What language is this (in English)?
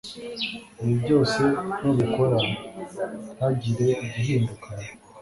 Kinyarwanda